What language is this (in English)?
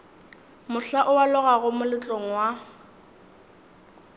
Northern Sotho